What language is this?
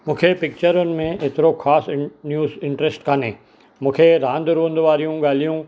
Sindhi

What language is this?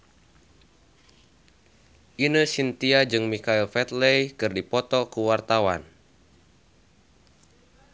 Sundanese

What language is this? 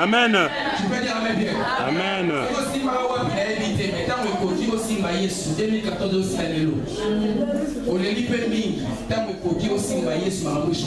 French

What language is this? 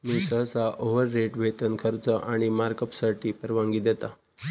Marathi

